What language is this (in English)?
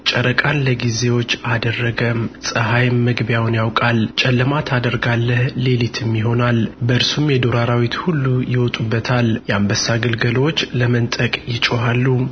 Amharic